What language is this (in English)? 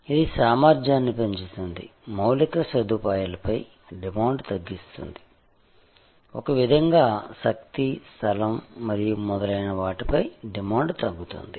Telugu